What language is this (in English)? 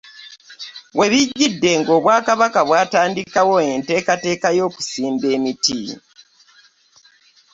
Ganda